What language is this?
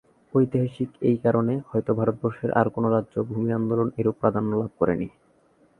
Bangla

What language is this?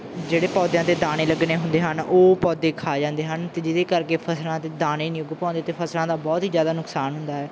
Punjabi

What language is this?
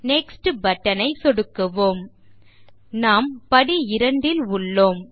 Tamil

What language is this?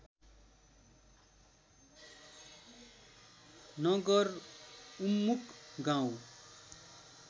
Nepali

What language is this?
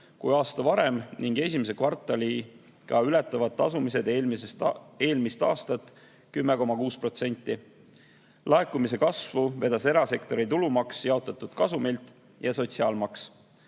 Estonian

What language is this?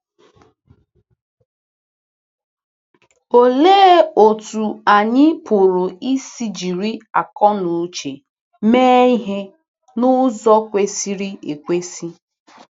Igbo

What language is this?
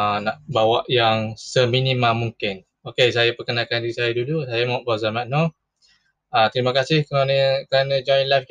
Malay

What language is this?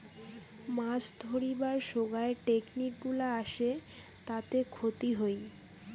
Bangla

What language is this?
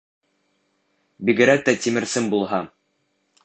Bashkir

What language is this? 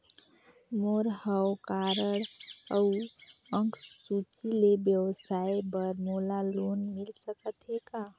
Chhattisgarhi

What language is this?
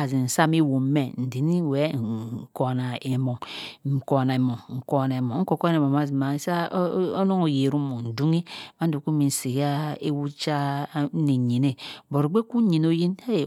Cross River Mbembe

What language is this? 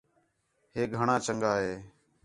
Khetrani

